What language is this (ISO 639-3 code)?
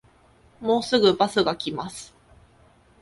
jpn